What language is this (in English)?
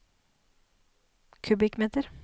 Norwegian